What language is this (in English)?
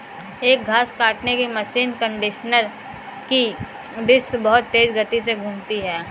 Hindi